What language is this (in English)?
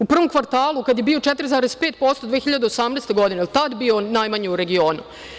Serbian